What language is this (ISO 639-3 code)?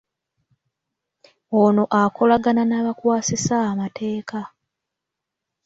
lug